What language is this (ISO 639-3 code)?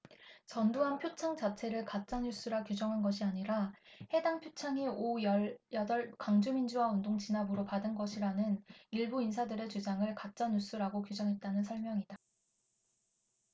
kor